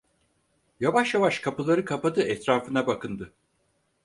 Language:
Turkish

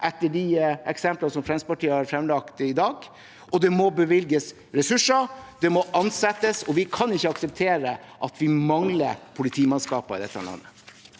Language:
Norwegian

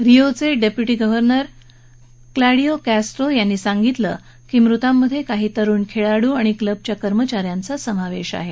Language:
Marathi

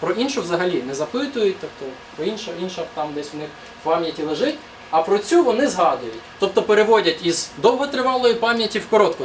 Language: Russian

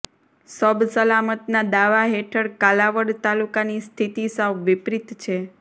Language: Gujarati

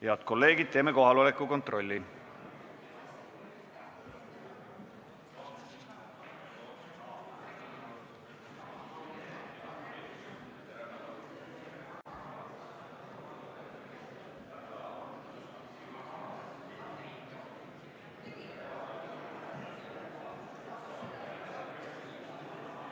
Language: Estonian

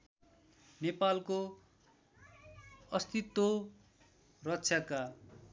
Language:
Nepali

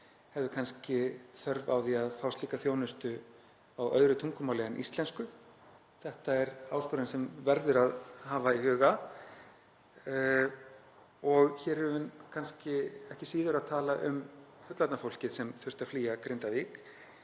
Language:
Icelandic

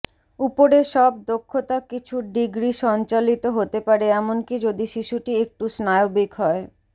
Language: Bangla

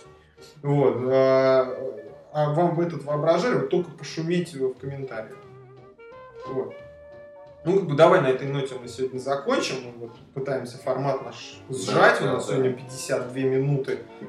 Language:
Russian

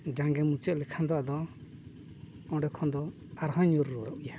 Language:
Santali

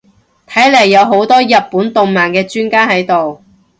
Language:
Cantonese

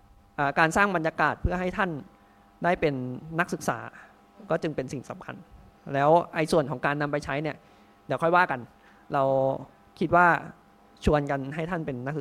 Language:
Thai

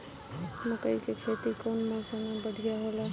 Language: Bhojpuri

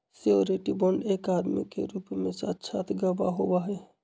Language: Magahi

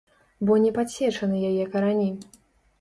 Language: Belarusian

